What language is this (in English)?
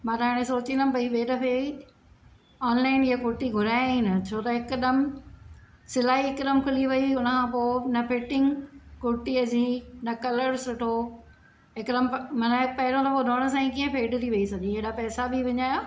Sindhi